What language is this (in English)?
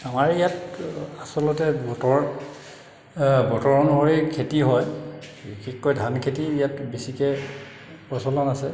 Assamese